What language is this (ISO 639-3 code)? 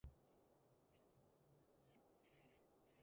yue